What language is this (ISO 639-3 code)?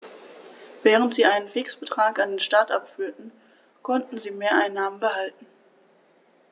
deu